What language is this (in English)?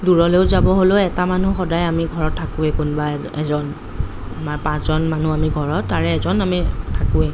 Assamese